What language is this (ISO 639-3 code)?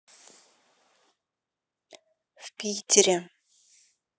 rus